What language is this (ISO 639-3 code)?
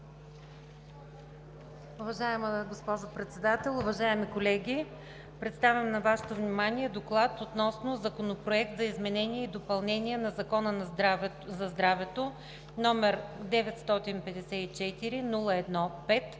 bul